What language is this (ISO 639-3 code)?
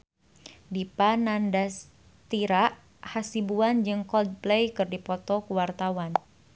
sun